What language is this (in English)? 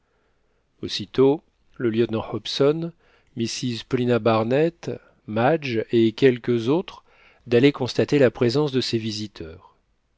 French